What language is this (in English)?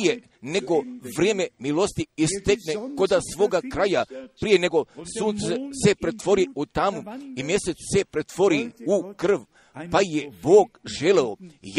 Croatian